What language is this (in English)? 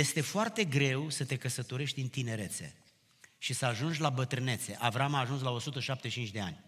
Romanian